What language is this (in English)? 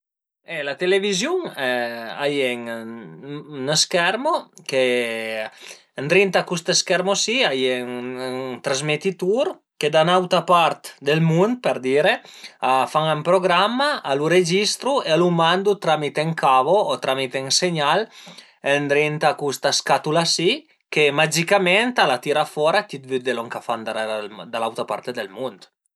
Piedmontese